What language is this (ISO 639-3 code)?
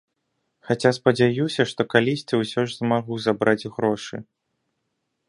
bel